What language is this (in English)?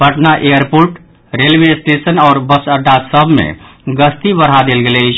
Maithili